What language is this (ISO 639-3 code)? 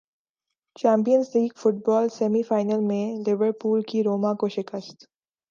urd